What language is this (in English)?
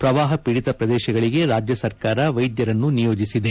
Kannada